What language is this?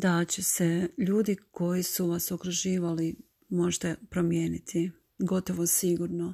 Croatian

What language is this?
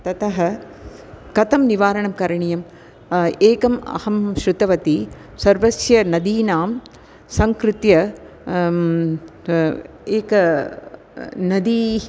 Sanskrit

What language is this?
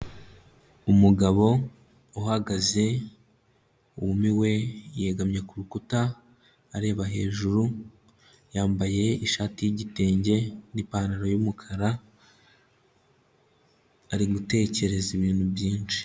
Kinyarwanda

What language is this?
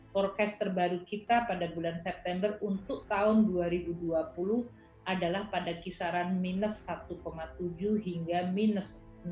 Indonesian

